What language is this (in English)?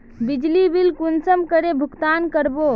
Magahi